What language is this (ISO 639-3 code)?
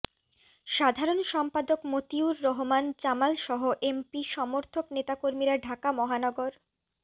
ben